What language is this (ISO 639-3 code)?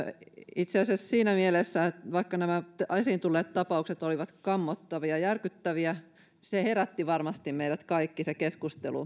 fin